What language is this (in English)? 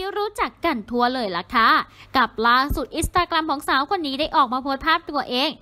Thai